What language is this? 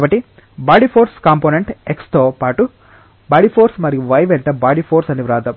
Telugu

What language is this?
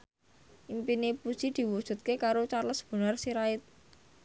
Javanese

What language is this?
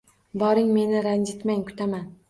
Uzbek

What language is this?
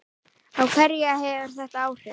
Icelandic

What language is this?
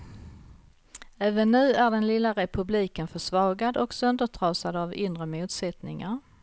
Swedish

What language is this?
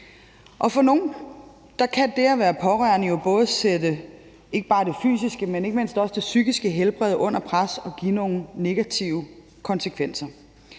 Danish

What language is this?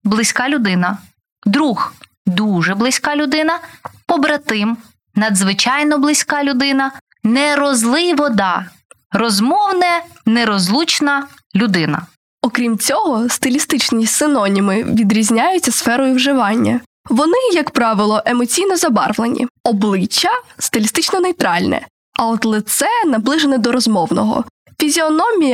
Ukrainian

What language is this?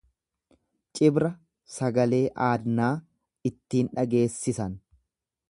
Oromo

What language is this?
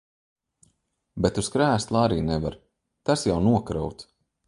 Latvian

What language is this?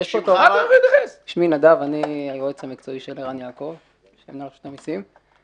Hebrew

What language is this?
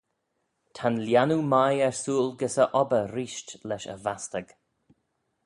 Manx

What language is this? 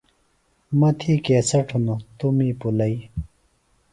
Phalura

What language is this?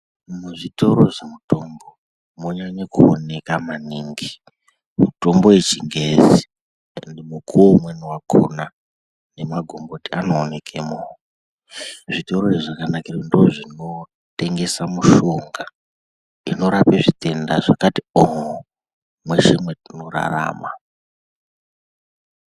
Ndau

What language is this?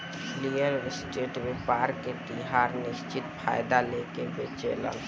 Bhojpuri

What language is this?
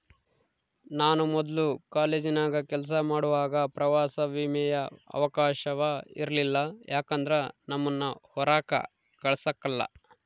Kannada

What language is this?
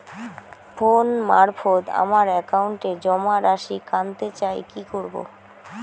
Bangla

